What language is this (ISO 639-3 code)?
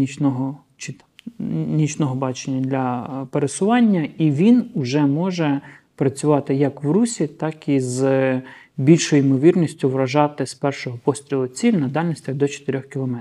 ukr